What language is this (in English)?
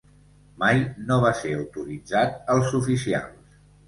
Catalan